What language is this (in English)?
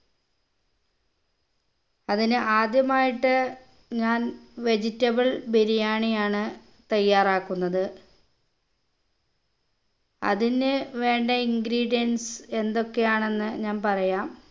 Malayalam